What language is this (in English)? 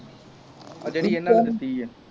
Punjabi